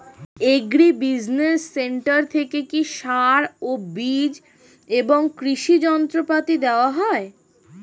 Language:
Bangla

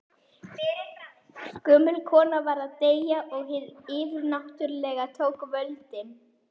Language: Icelandic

